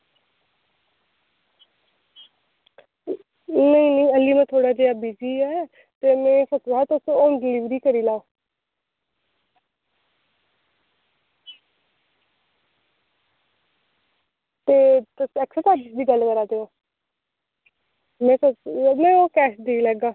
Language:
Dogri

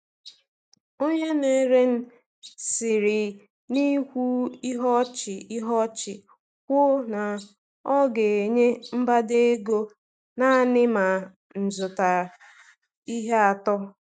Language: Igbo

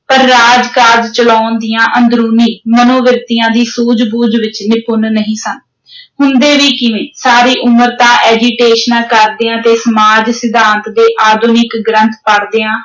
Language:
Punjabi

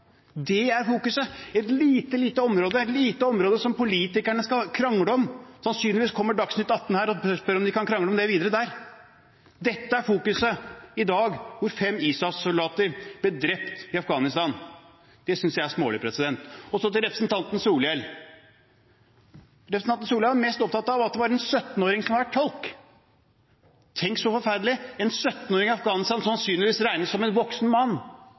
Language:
Norwegian Bokmål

